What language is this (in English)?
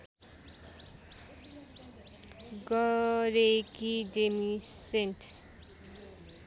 Nepali